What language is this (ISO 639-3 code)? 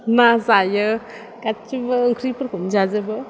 brx